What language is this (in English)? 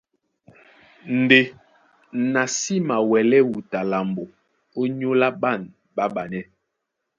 Duala